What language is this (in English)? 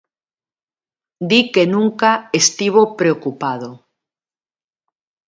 Galician